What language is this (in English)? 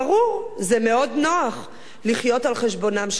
Hebrew